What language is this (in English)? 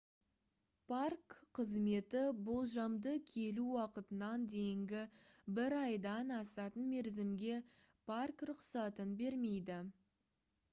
Kazakh